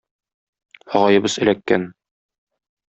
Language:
Tatar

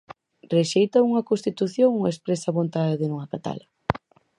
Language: Galician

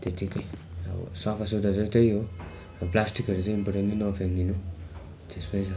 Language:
Nepali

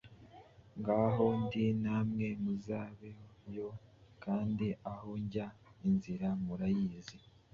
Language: Kinyarwanda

